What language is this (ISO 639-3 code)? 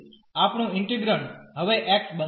guj